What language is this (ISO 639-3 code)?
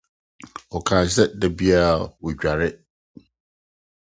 aka